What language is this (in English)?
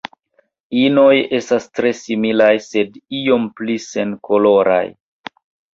Esperanto